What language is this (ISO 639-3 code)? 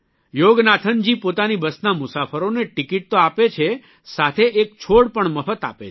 guj